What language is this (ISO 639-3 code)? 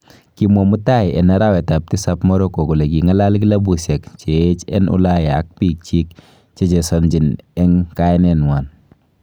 kln